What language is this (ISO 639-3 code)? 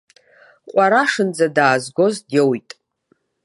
abk